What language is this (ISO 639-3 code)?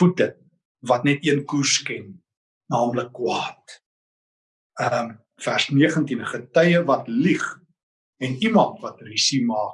nld